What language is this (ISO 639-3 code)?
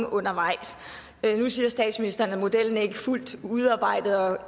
dan